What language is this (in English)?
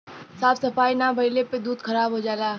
Bhojpuri